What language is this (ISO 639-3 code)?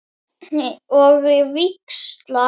isl